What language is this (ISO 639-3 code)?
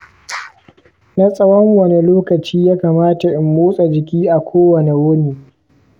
hau